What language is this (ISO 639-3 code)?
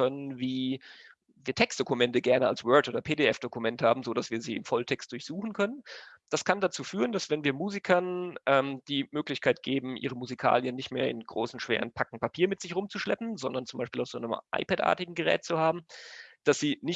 deu